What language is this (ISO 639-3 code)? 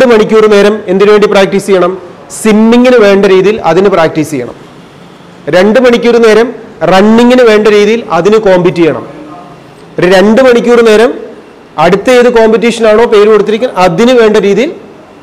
mal